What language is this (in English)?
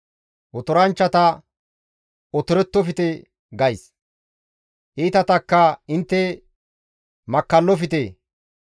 Gamo